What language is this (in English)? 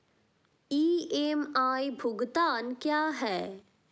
Hindi